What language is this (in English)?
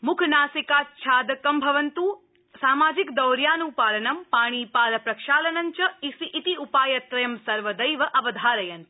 Sanskrit